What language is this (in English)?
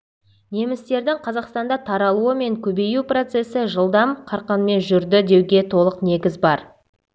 Kazakh